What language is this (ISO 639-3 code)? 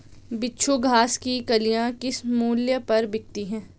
hin